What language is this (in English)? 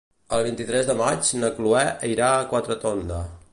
Catalan